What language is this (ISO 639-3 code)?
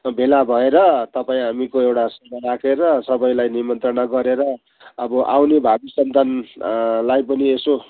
nep